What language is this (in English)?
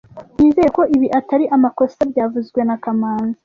Kinyarwanda